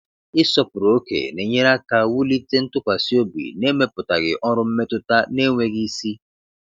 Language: Igbo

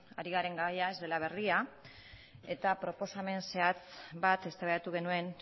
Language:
Basque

